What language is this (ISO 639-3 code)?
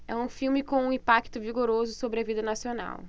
por